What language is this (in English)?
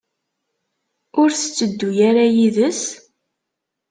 Kabyle